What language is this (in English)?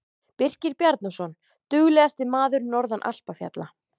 Icelandic